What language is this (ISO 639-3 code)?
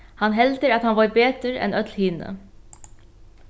fao